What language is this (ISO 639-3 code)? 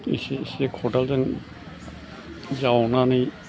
brx